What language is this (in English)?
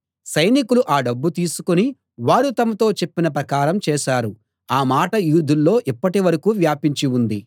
Telugu